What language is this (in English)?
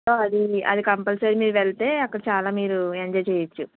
Telugu